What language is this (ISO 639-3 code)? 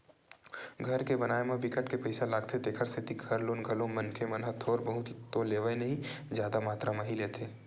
hne